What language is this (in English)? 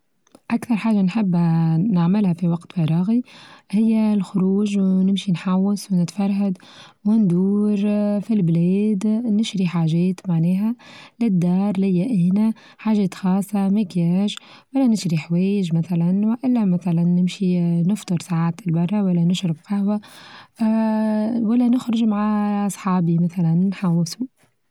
Tunisian Arabic